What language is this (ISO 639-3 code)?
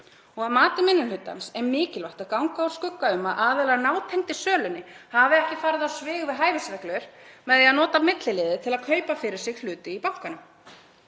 isl